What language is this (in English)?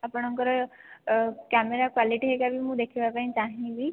Odia